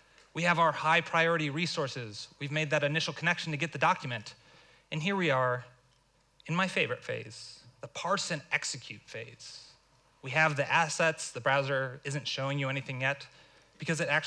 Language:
English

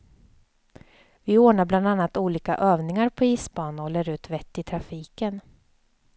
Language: Swedish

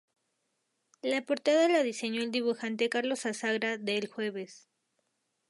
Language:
Spanish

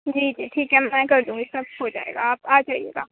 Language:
Urdu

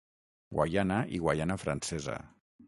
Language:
Catalan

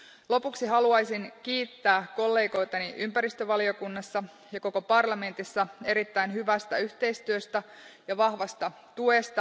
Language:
Finnish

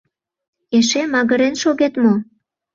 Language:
Mari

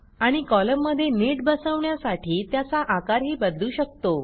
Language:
Marathi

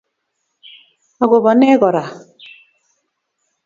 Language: Kalenjin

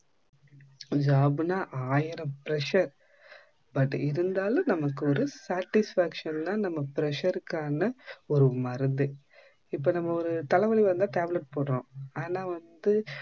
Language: Tamil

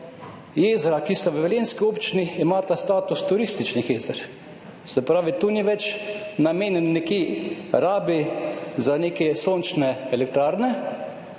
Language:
Slovenian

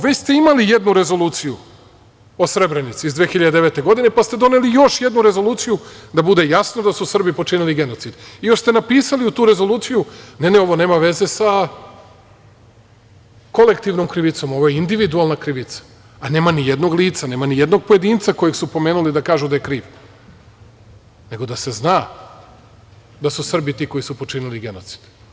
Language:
Serbian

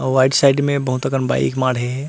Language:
Chhattisgarhi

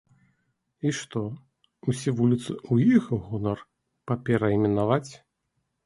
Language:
Belarusian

